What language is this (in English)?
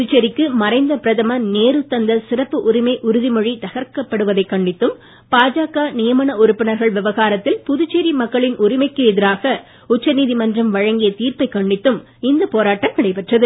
Tamil